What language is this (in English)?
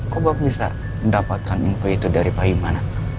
Indonesian